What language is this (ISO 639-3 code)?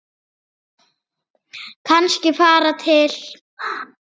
isl